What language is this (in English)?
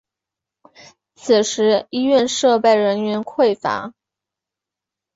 Chinese